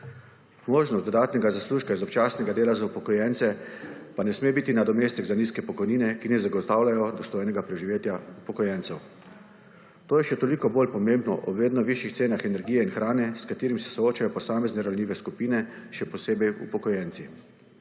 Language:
Slovenian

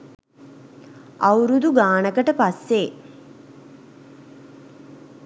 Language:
Sinhala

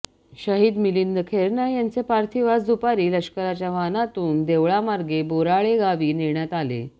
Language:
Marathi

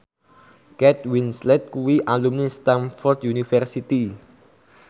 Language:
Javanese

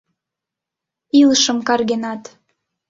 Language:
Mari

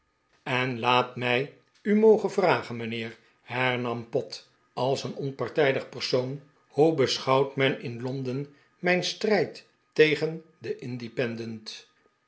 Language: Dutch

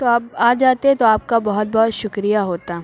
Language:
Urdu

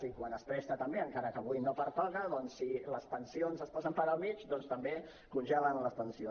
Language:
Catalan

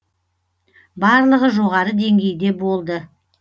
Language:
Kazakh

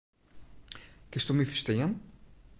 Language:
Western Frisian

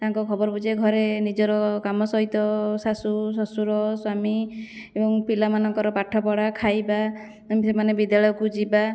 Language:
Odia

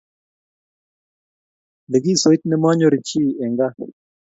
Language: Kalenjin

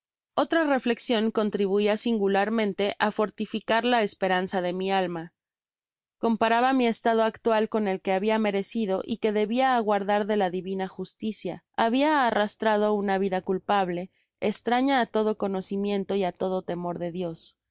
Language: Spanish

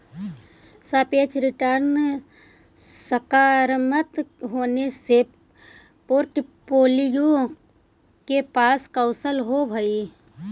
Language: Magahi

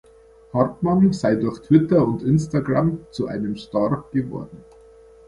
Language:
German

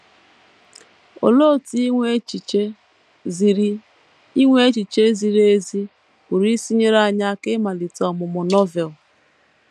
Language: Igbo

